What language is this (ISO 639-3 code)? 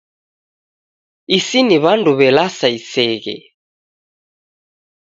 dav